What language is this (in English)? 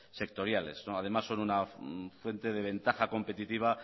Spanish